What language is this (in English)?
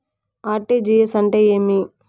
Telugu